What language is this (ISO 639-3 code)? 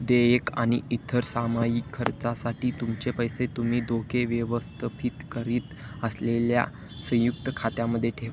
mar